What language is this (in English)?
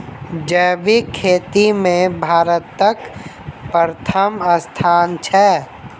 Maithili